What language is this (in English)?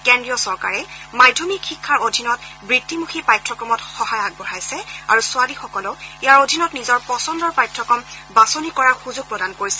Assamese